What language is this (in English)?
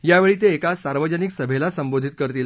Marathi